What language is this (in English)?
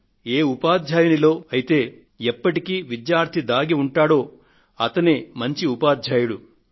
Telugu